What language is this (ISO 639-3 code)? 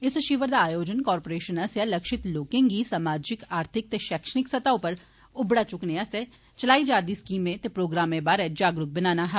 doi